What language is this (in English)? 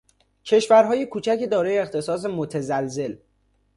Persian